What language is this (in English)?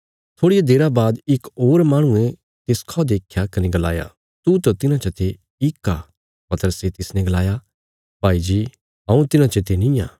Bilaspuri